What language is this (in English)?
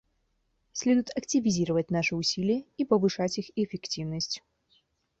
Russian